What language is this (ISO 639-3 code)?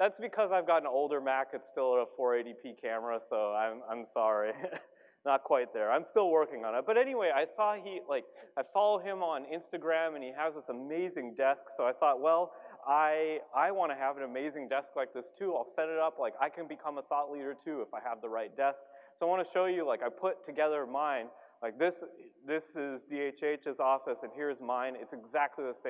eng